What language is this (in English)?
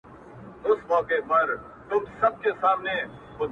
Pashto